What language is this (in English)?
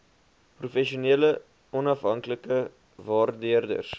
Afrikaans